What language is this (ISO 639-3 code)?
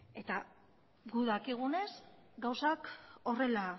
eus